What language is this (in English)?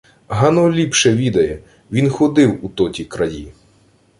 Ukrainian